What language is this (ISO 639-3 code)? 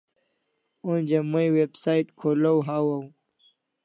kls